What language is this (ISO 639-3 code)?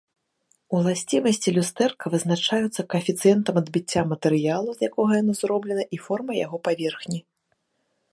bel